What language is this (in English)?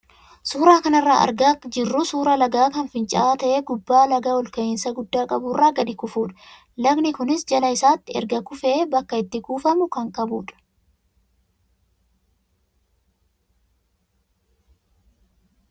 Oromo